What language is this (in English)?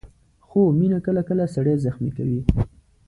Pashto